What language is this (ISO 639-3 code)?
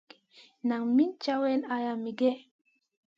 mcn